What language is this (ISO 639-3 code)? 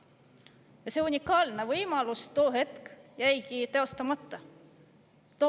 est